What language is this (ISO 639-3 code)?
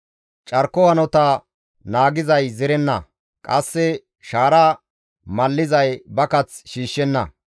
gmv